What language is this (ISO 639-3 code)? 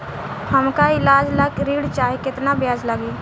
bho